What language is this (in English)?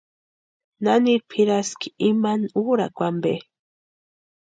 Western Highland Purepecha